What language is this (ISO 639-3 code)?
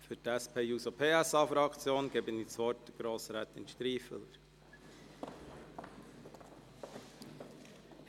gsw